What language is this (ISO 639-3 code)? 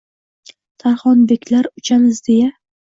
uzb